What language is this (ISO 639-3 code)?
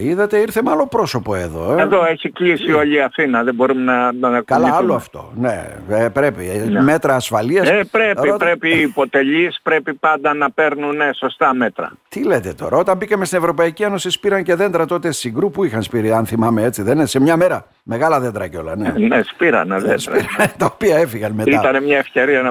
ell